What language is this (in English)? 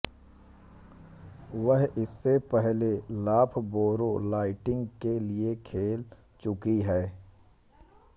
Hindi